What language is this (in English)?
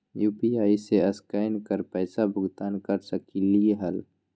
Magahi